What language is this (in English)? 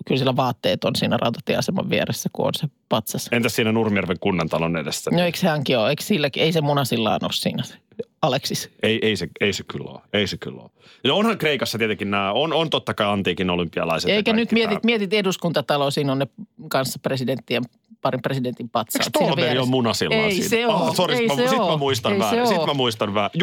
Finnish